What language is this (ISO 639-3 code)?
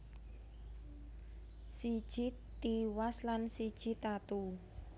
jav